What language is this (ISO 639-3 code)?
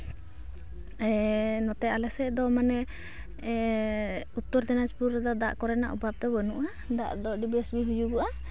sat